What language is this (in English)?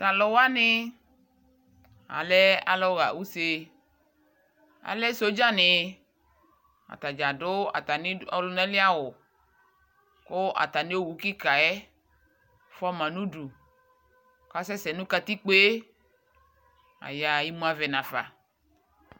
Ikposo